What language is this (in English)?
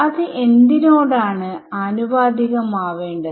Malayalam